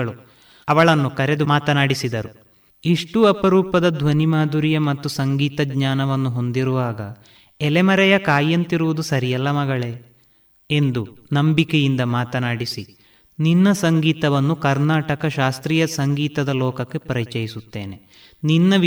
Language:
Kannada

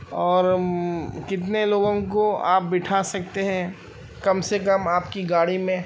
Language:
Urdu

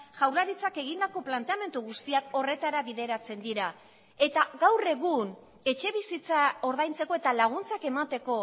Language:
Basque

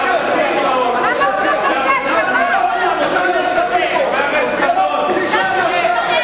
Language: Hebrew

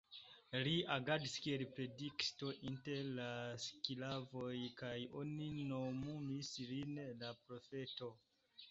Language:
Esperanto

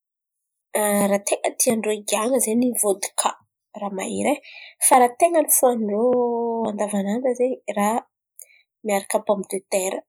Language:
Antankarana Malagasy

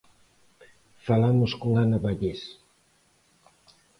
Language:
Galician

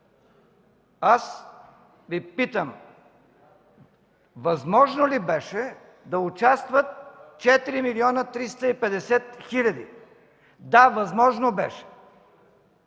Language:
Bulgarian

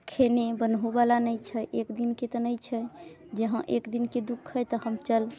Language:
Maithili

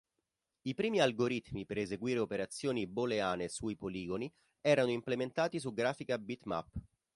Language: Italian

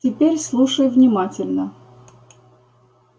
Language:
Russian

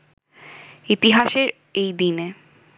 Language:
Bangla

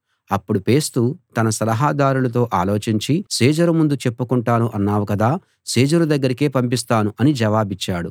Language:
Telugu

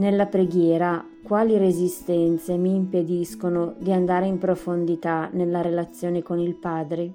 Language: Italian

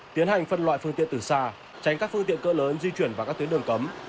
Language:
Vietnamese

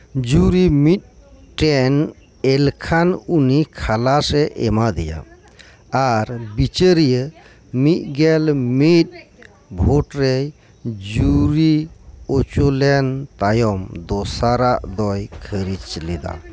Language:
Santali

